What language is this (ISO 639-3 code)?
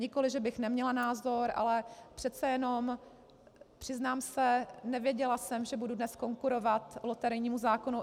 ces